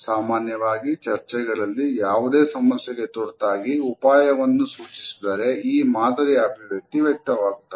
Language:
Kannada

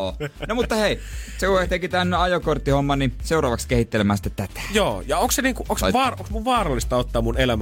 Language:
Finnish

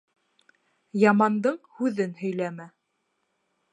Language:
Bashkir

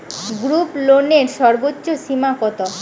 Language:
Bangla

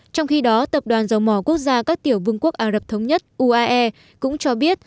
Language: Vietnamese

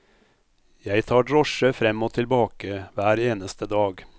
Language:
Norwegian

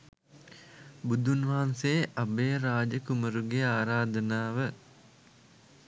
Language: Sinhala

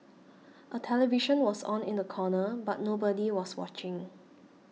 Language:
English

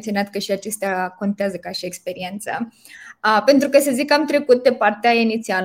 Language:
Romanian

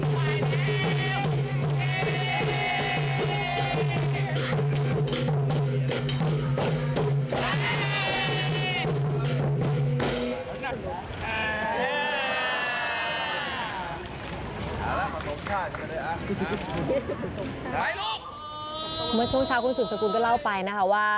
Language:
Thai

